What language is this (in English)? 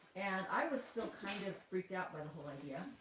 English